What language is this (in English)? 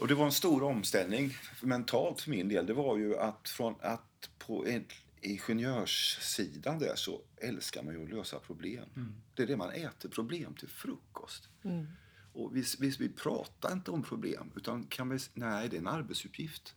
Swedish